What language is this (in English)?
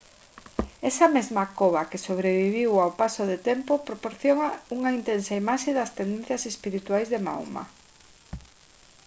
Galician